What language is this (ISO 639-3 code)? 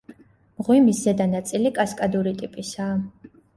kat